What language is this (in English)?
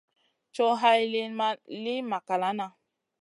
Masana